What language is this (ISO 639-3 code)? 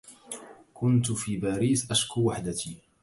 ara